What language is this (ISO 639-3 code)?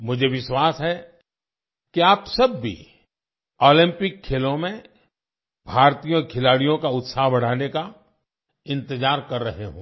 hin